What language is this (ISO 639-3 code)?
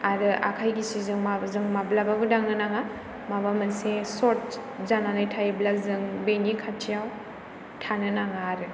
brx